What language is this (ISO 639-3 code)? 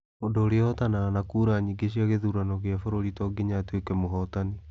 kik